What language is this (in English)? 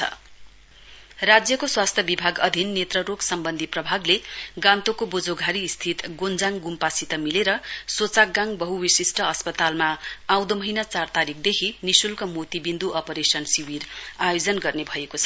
Nepali